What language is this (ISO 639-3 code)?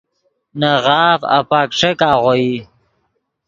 ydg